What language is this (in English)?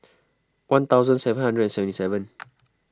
English